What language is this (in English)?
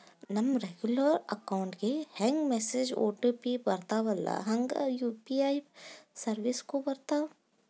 Kannada